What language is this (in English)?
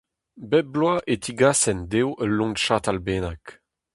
Breton